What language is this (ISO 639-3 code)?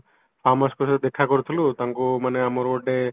ori